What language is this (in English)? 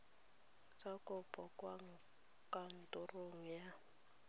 Tswana